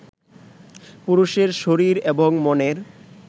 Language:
Bangla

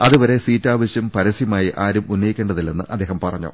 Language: Malayalam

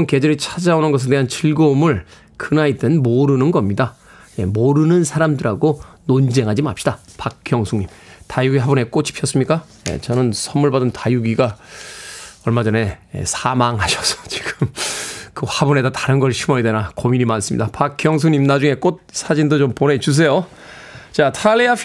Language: Korean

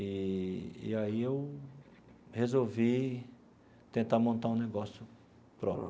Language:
Portuguese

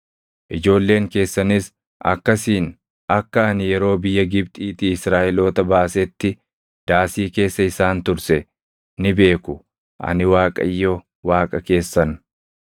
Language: Oromo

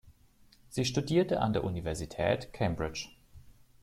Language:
German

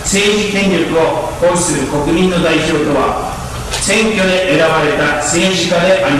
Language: Japanese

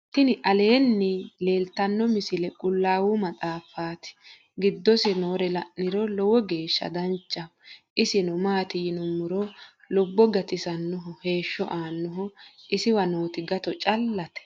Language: Sidamo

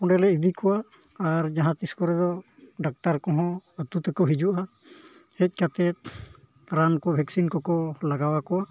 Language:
Santali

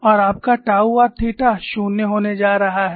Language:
Hindi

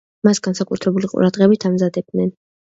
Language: Georgian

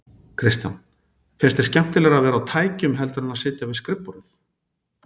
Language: Icelandic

